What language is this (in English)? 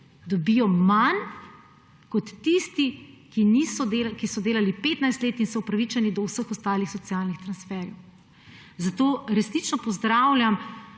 Slovenian